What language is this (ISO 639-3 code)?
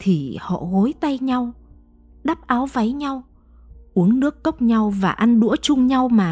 vie